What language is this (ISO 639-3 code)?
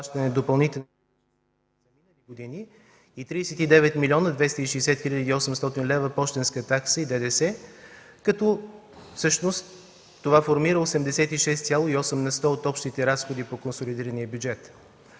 bul